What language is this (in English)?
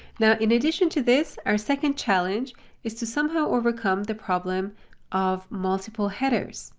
English